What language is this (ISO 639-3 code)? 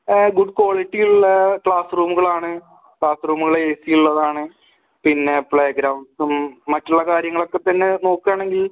mal